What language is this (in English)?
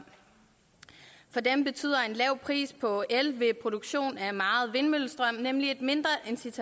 Danish